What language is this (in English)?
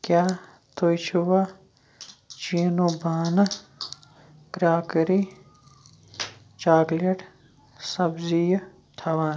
Kashmiri